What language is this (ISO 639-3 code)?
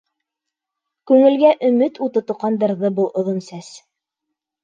bak